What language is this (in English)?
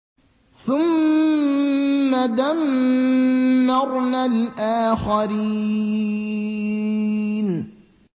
Arabic